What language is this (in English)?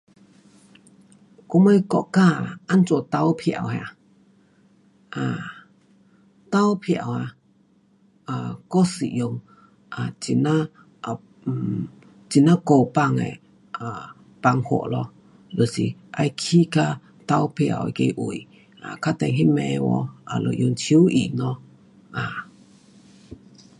Pu-Xian Chinese